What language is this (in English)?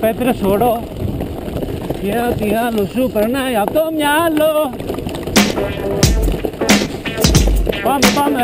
Korean